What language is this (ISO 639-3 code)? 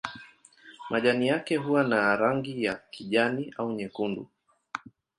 swa